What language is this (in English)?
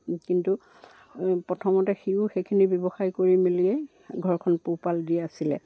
Assamese